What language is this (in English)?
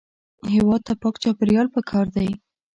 Pashto